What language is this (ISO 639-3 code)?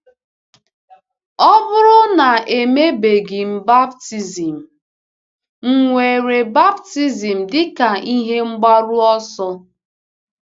ibo